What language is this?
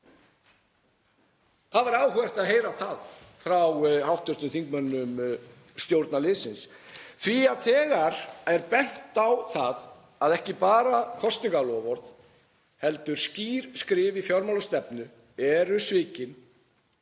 Icelandic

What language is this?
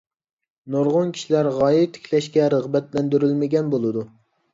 Uyghur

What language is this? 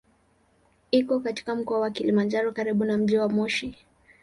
Swahili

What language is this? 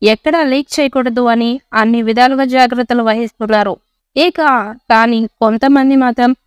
Telugu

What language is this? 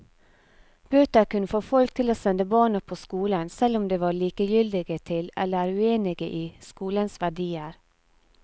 Norwegian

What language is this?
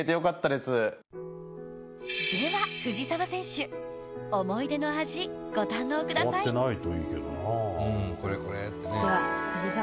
Japanese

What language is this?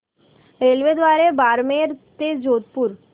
Marathi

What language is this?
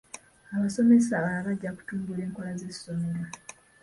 Ganda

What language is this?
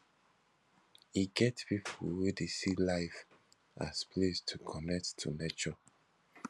Nigerian Pidgin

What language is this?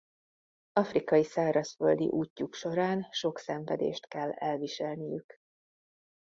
Hungarian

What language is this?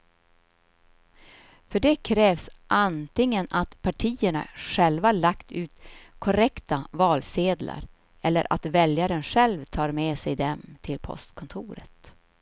Swedish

